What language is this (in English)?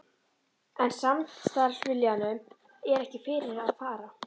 Icelandic